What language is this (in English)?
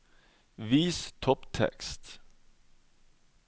Norwegian